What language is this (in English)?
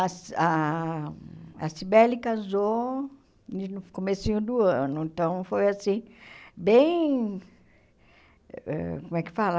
Portuguese